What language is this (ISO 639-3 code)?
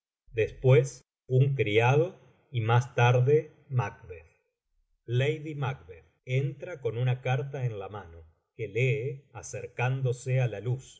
spa